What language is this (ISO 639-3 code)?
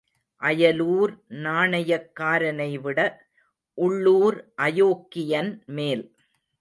tam